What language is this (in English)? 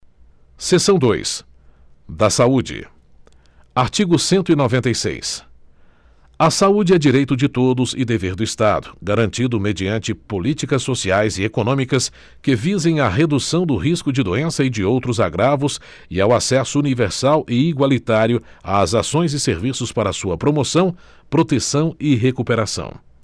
Portuguese